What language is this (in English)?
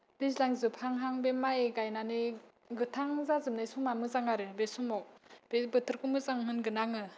Bodo